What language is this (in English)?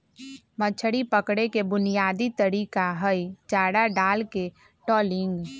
Magahi